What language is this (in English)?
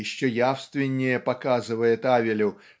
Russian